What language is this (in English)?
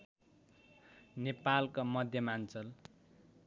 Nepali